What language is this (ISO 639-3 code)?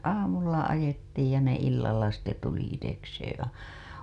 fin